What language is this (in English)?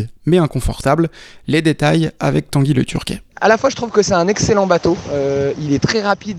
French